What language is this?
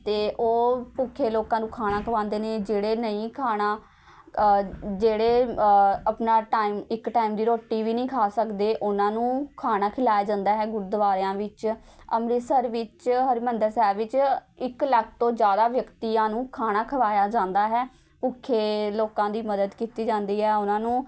Punjabi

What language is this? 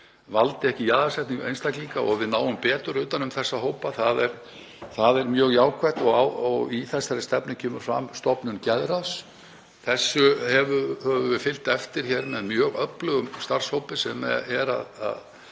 Icelandic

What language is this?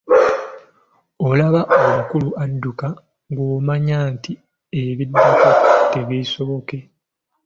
Ganda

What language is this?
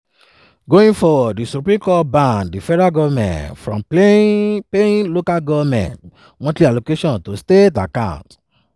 Nigerian Pidgin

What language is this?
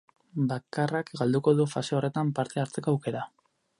Basque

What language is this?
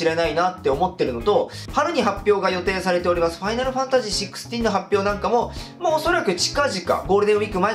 Japanese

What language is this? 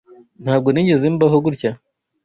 Kinyarwanda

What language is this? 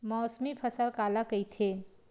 Chhattisgarhi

